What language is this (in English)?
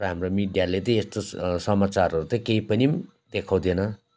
Nepali